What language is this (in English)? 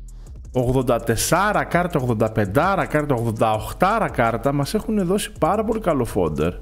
Greek